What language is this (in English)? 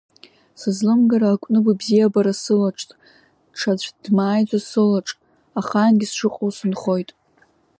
Abkhazian